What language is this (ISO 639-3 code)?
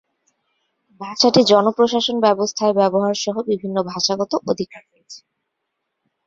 ben